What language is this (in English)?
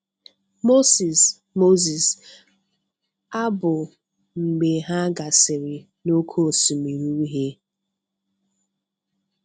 Igbo